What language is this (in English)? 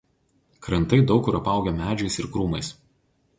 Lithuanian